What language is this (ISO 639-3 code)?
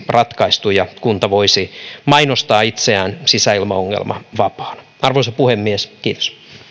fin